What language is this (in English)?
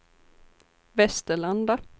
Swedish